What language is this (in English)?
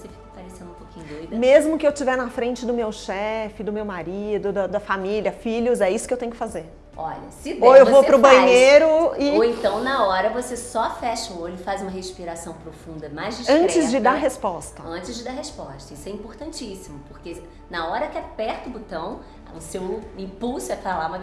Portuguese